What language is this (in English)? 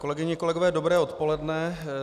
Czech